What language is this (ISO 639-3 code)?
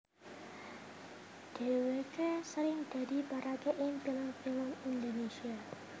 jav